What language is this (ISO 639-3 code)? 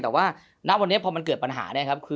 tha